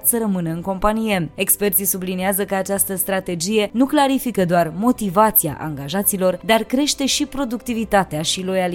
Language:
Romanian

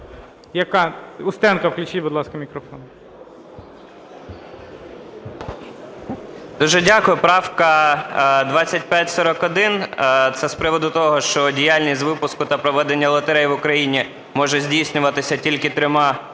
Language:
Ukrainian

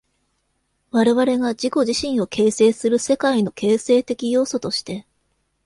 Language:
Japanese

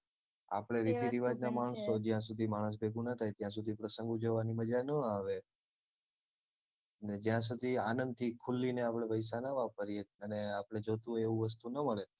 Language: Gujarati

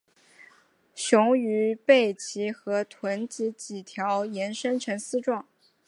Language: Chinese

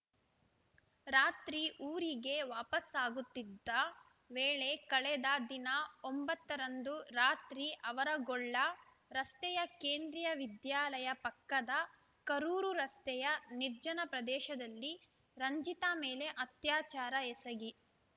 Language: Kannada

